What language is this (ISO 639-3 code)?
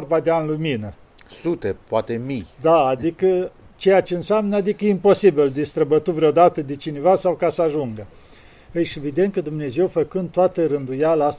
ron